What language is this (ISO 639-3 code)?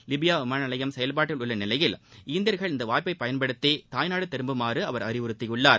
tam